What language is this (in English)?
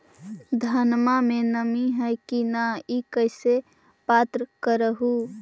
Magahi